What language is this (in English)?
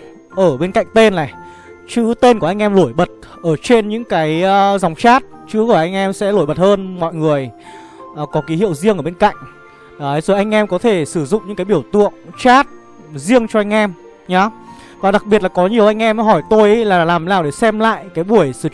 Vietnamese